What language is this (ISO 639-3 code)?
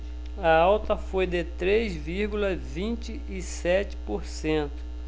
por